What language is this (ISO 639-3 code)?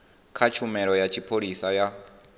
ven